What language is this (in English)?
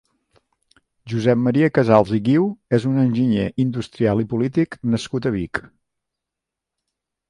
Catalan